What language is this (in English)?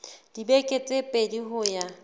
Southern Sotho